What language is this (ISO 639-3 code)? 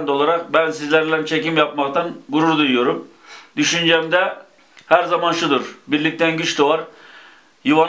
tur